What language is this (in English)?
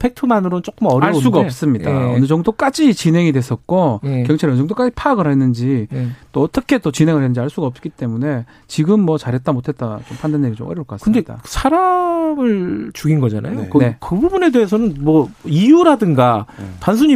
Korean